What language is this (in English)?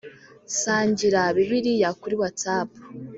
Kinyarwanda